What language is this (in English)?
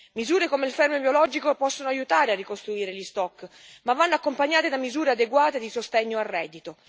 Italian